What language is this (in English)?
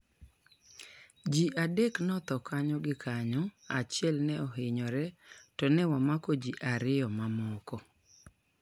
Luo (Kenya and Tanzania)